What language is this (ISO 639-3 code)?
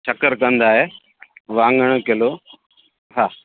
snd